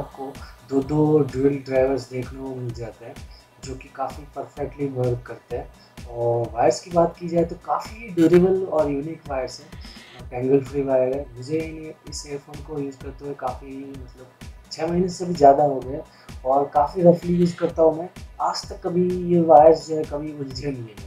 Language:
Hindi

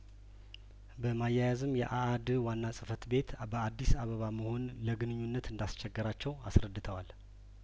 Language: Amharic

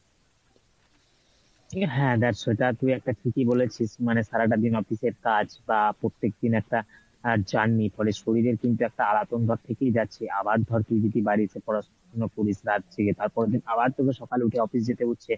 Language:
Bangla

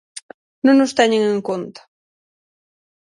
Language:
Galician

